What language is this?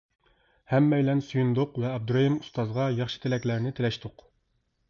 Uyghur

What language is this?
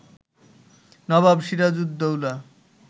Bangla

